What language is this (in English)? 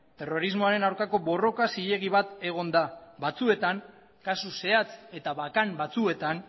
Basque